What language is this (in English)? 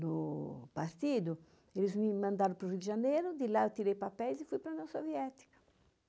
Portuguese